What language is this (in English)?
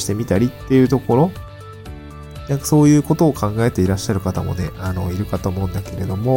Japanese